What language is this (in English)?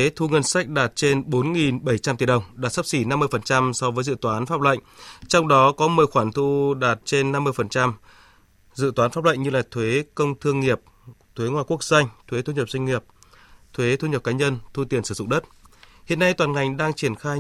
Vietnamese